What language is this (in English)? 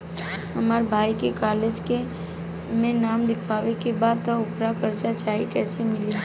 Bhojpuri